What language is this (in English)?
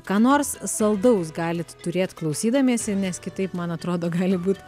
Lithuanian